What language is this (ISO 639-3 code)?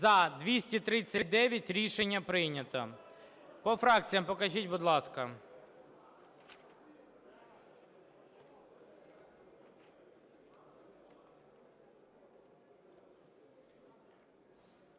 ukr